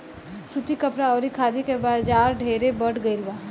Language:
Bhojpuri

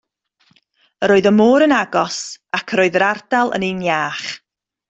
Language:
Welsh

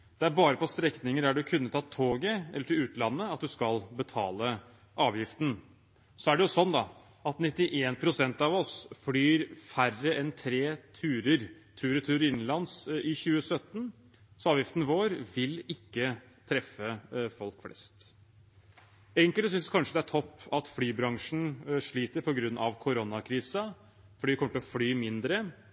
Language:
Norwegian Bokmål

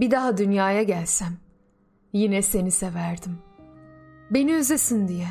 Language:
Turkish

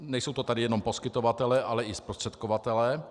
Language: Czech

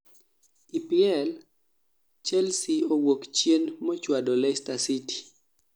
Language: Luo (Kenya and Tanzania)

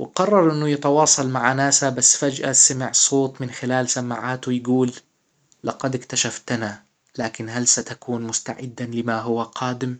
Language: Hijazi Arabic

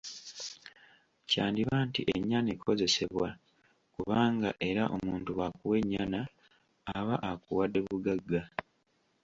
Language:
Ganda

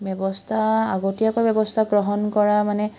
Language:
Assamese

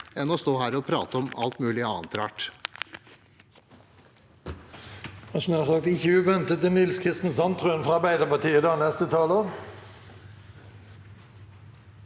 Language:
Norwegian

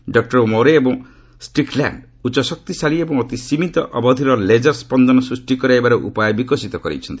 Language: Odia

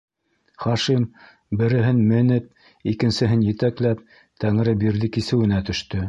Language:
Bashkir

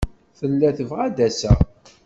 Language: Kabyle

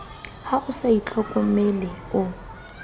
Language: Southern Sotho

